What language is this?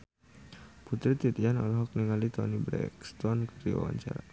Sundanese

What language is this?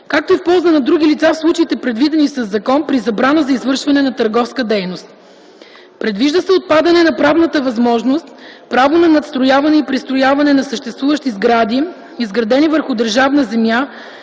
Bulgarian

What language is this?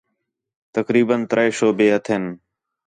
Khetrani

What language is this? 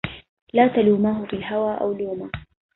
Arabic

